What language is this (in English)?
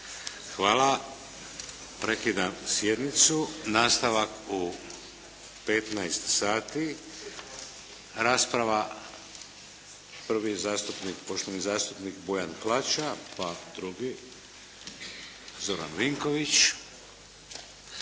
Croatian